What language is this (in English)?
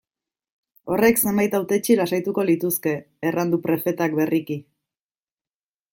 Basque